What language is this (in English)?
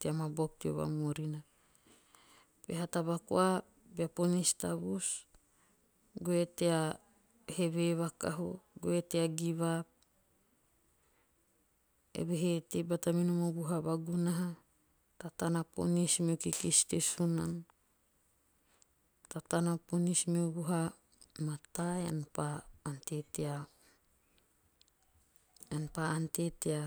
Teop